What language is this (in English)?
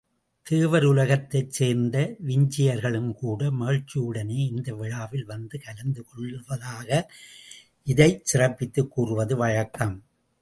Tamil